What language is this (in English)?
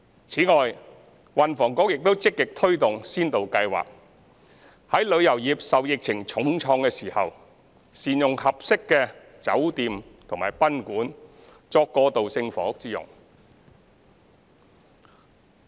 Cantonese